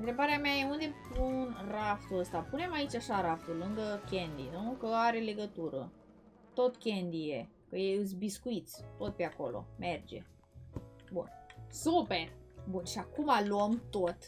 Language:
Romanian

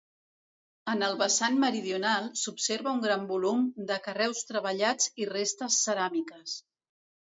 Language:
Catalan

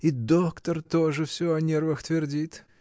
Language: Russian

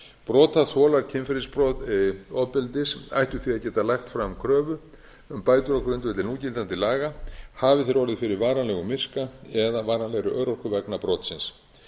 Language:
Icelandic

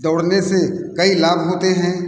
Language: Hindi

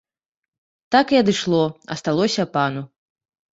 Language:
Belarusian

